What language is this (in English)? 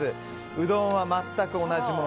Japanese